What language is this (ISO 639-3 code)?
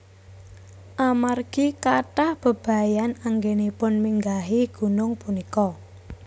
jav